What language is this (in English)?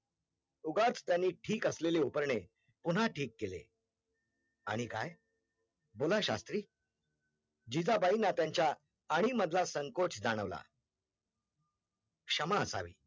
Marathi